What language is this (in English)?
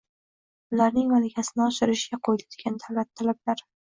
Uzbek